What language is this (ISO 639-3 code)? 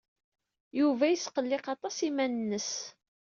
kab